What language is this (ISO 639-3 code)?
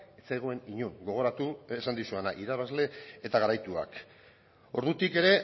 eus